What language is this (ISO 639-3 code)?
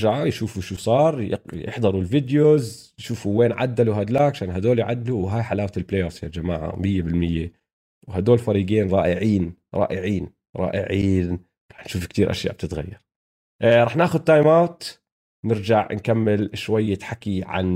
ara